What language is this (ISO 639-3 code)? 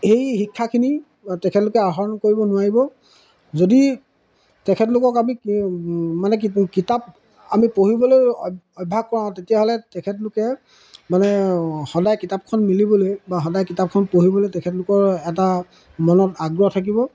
asm